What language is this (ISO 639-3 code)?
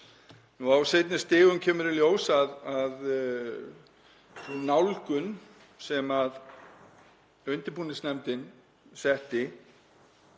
isl